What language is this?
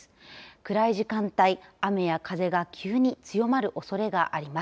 Japanese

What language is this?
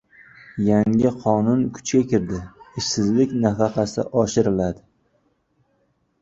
Uzbek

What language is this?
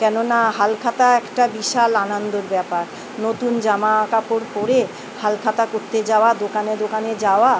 Bangla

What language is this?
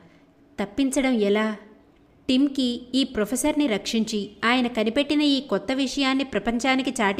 Telugu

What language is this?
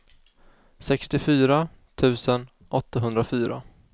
Swedish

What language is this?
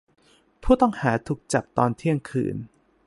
Thai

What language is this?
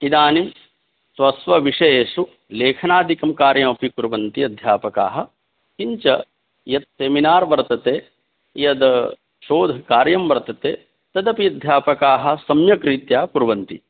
Sanskrit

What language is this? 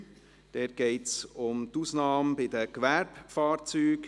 Swiss German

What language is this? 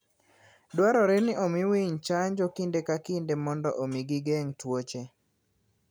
Luo (Kenya and Tanzania)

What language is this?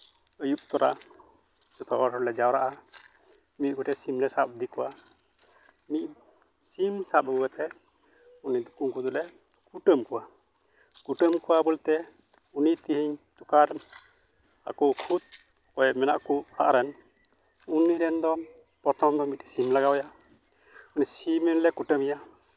Santali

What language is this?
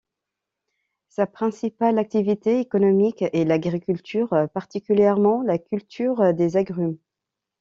French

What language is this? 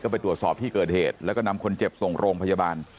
Thai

